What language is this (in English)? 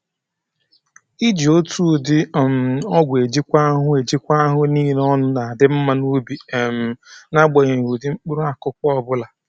Igbo